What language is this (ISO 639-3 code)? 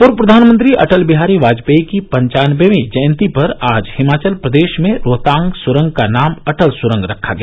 hin